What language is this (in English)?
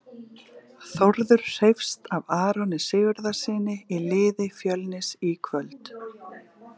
Icelandic